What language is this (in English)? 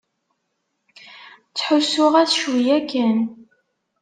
Kabyle